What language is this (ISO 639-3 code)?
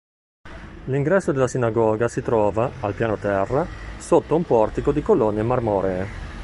ita